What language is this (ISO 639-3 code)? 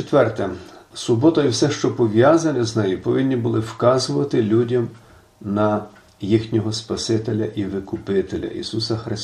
ukr